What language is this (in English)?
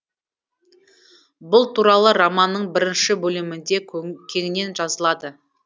Kazakh